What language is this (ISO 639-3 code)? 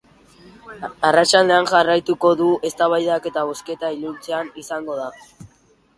eus